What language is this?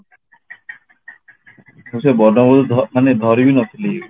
Odia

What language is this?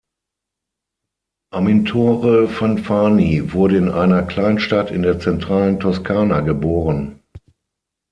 German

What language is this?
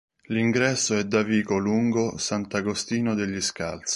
Italian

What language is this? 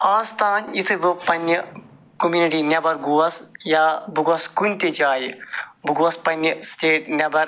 Kashmiri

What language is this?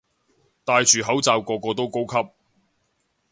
Cantonese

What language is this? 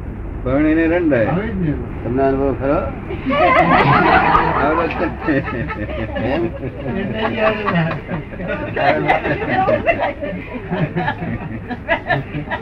Gujarati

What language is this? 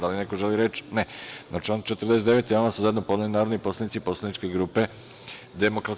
Serbian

